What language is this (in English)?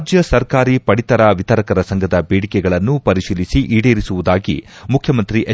Kannada